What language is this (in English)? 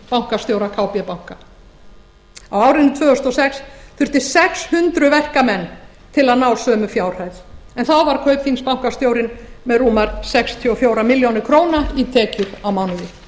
Icelandic